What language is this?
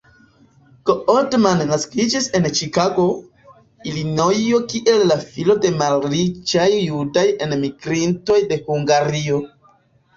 Esperanto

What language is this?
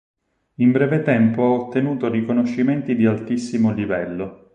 Italian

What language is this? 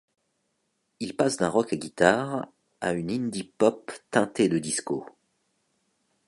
French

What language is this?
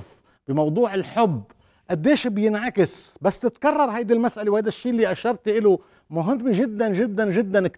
Arabic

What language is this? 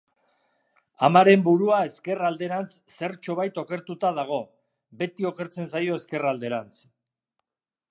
Basque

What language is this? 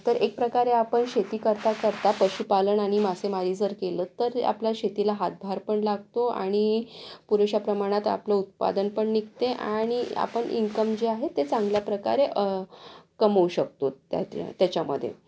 Marathi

